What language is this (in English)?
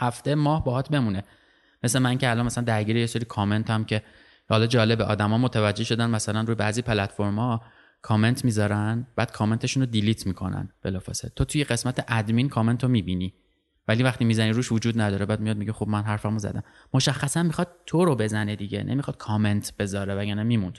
Persian